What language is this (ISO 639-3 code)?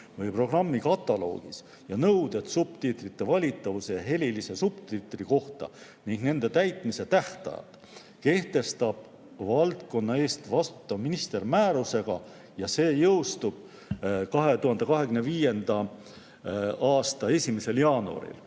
est